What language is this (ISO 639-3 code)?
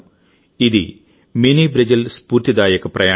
tel